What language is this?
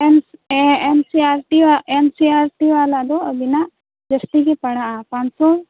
Santali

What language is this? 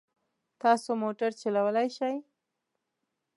Pashto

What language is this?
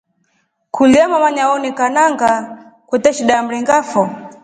Rombo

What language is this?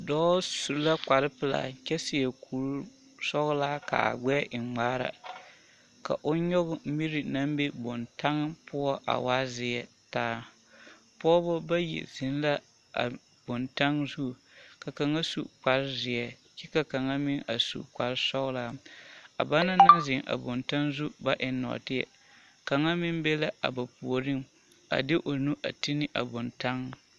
Southern Dagaare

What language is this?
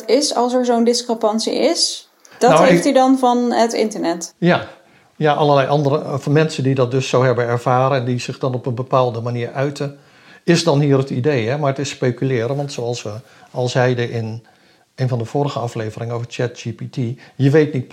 Dutch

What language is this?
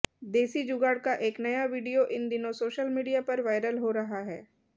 Hindi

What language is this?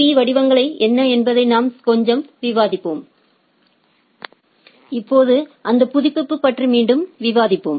Tamil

